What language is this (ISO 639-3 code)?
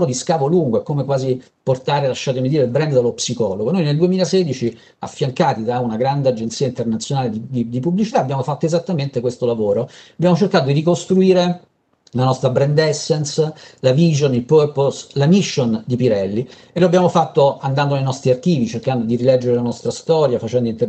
ita